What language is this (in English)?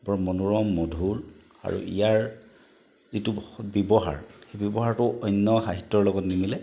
Assamese